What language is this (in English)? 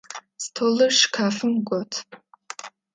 Adyghe